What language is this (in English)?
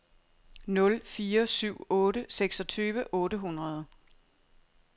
Danish